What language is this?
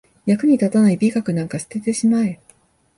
Japanese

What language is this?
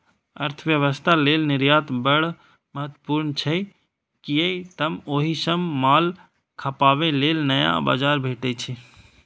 Maithili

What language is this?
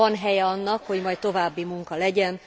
Hungarian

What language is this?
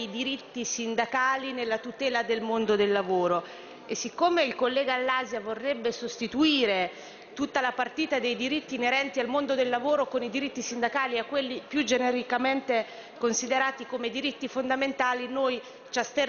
Italian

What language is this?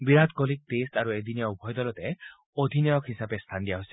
Assamese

